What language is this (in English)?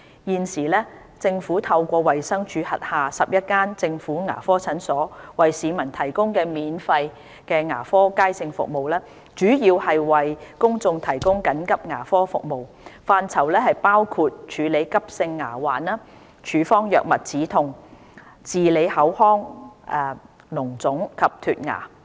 Cantonese